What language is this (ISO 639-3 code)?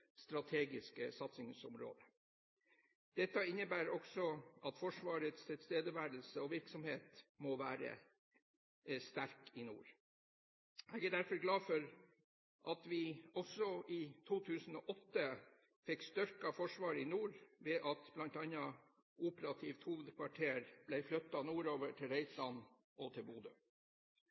nob